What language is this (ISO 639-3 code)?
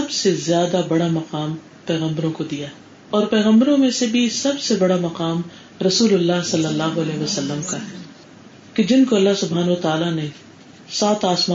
urd